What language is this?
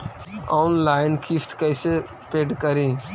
Magahi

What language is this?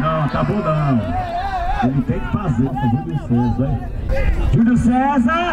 Portuguese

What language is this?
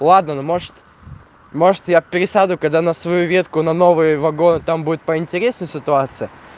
Russian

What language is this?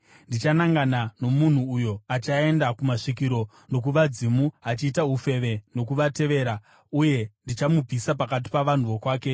Shona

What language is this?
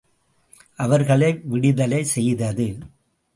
Tamil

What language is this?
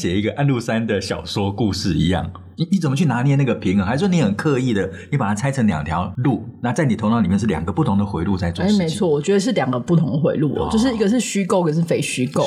Chinese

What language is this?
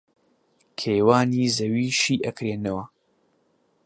Central Kurdish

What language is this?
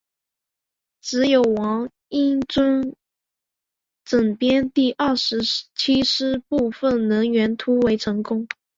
Chinese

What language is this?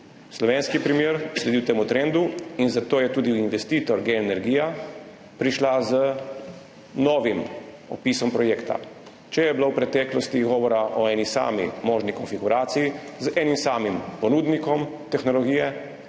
Slovenian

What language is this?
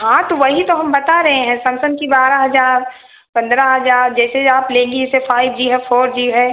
Hindi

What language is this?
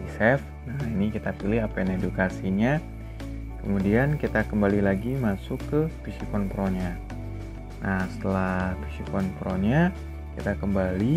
Indonesian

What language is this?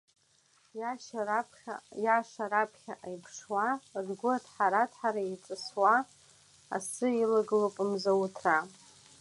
Abkhazian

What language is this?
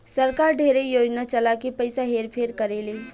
Bhojpuri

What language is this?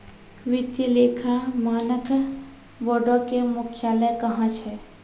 Maithili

